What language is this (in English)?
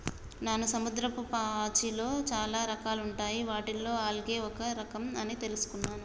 Telugu